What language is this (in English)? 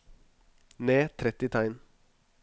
Norwegian